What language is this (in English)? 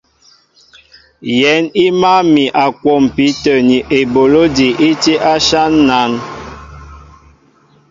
Mbo (Cameroon)